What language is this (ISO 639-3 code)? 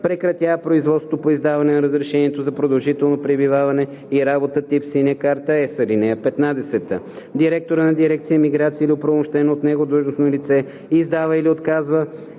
bul